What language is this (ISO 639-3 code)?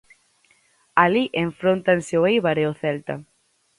glg